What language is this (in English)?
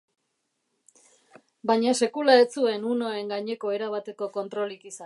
Basque